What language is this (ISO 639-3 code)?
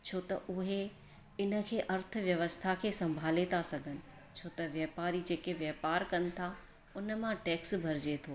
snd